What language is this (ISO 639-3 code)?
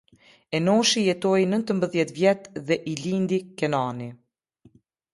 sqi